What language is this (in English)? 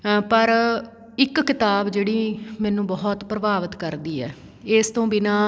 Punjabi